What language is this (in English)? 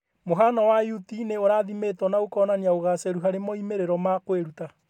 Kikuyu